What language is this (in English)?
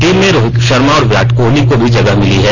Hindi